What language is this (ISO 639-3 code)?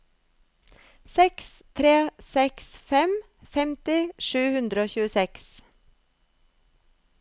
nor